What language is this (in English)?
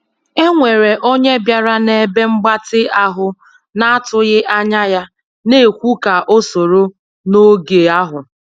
Igbo